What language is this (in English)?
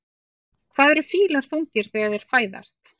Icelandic